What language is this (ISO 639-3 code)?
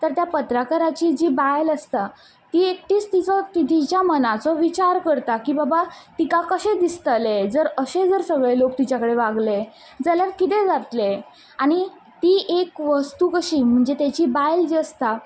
kok